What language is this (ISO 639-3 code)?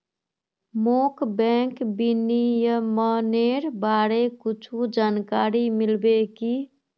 mag